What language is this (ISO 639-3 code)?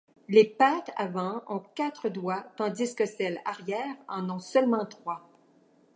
fra